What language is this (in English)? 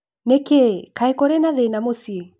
Kikuyu